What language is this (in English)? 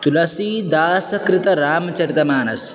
Sanskrit